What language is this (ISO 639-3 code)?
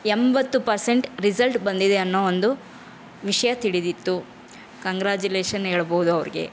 kan